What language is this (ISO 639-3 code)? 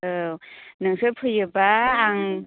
brx